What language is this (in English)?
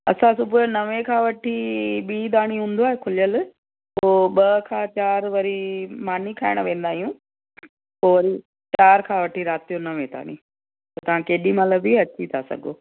Sindhi